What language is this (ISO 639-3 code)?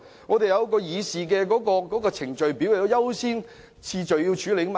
yue